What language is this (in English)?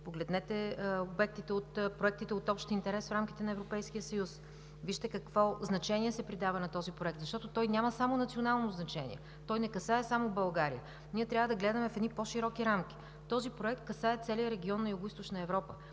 Bulgarian